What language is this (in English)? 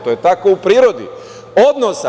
Serbian